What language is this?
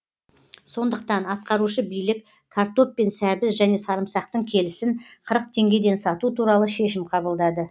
Kazakh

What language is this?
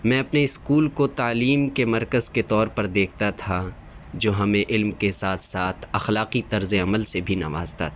Urdu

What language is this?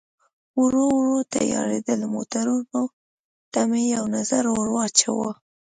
Pashto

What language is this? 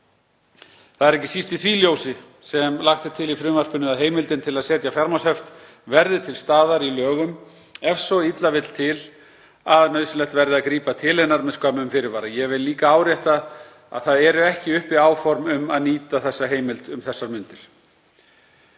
Icelandic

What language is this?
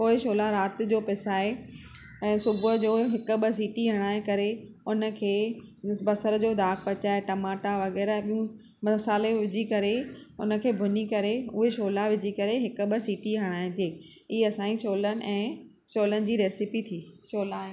Sindhi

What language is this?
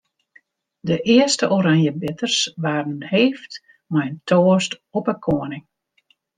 Western Frisian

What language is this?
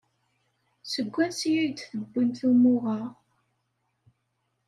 Kabyle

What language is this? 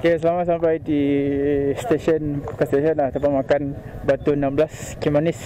Malay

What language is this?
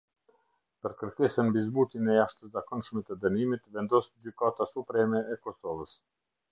Albanian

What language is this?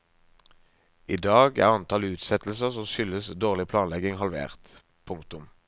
Norwegian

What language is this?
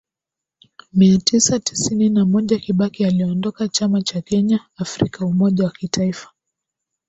Swahili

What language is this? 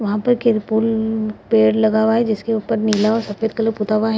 Hindi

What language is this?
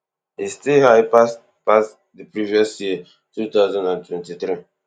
Nigerian Pidgin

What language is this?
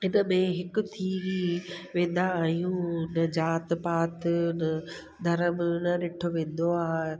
Sindhi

